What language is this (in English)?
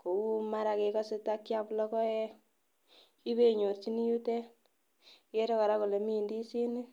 Kalenjin